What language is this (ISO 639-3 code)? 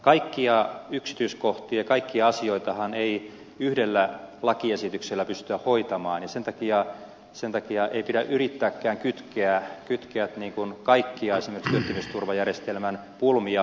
fin